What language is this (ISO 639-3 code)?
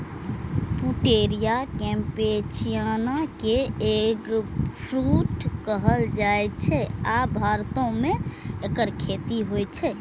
mai